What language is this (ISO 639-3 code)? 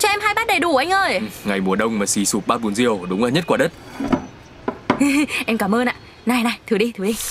vie